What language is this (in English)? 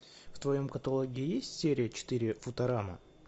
Russian